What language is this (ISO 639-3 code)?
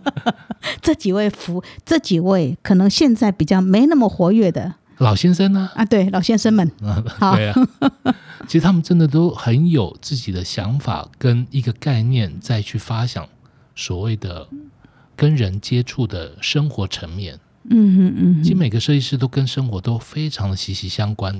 zho